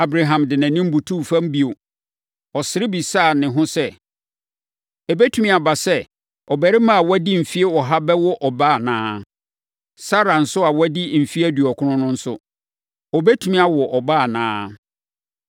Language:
Akan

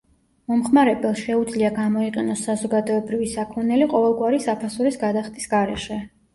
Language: Georgian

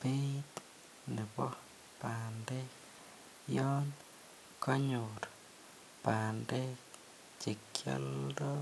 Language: Kalenjin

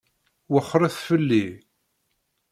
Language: Kabyle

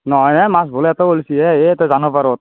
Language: Assamese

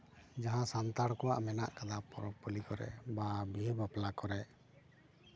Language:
Santali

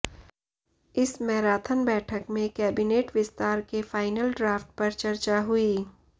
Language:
Hindi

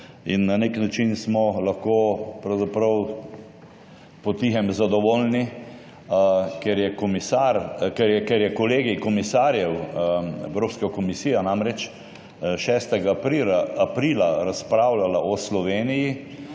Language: Slovenian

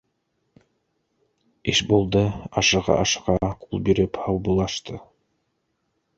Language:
Bashkir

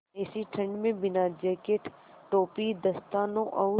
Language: Hindi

